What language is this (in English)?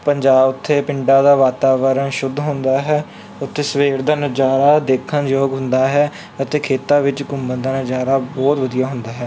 Punjabi